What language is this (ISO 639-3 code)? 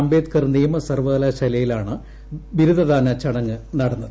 mal